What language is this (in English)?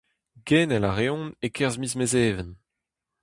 Breton